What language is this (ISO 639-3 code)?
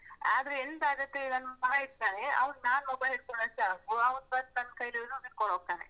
kan